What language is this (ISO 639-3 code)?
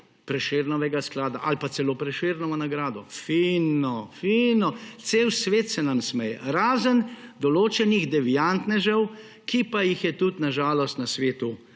slv